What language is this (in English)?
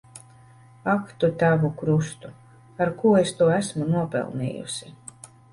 Latvian